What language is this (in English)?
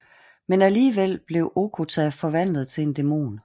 Danish